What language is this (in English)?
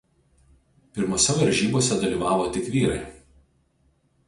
Lithuanian